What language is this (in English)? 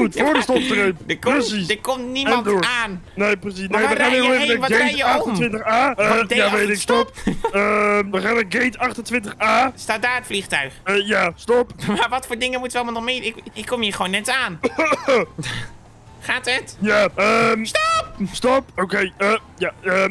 Dutch